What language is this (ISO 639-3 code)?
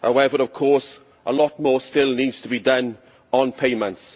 eng